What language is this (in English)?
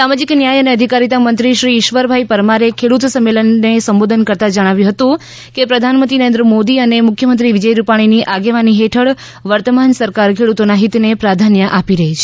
Gujarati